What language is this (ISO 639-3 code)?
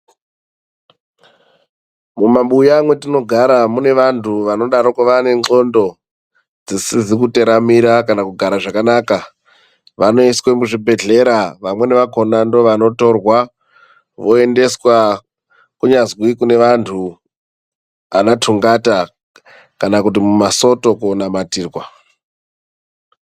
ndc